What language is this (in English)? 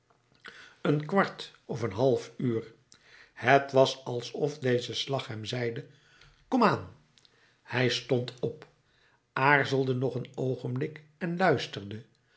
Dutch